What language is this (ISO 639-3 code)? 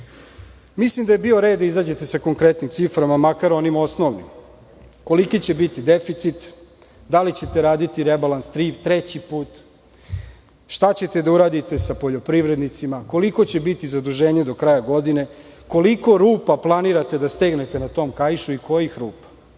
srp